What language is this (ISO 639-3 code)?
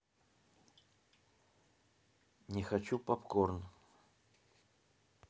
rus